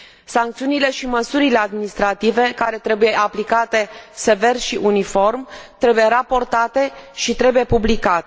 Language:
Romanian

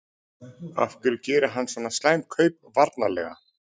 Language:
Icelandic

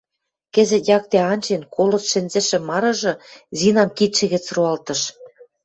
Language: Western Mari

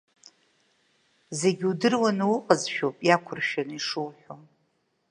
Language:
Abkhazian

